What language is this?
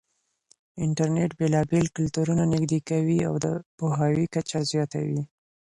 Pashto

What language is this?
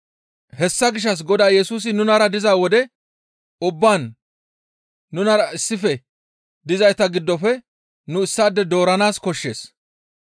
Gamo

